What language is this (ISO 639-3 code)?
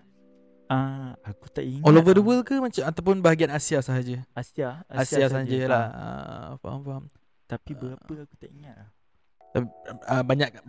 msa